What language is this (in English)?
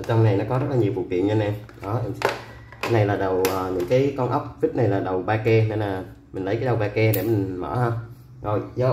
Vietnamese